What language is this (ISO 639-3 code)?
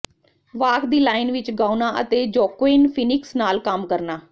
pan